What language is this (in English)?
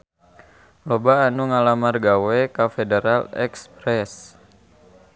Sundanese